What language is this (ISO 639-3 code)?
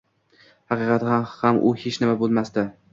uzb